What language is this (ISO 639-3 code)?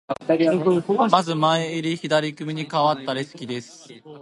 jpn